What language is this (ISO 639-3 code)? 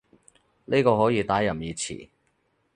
yue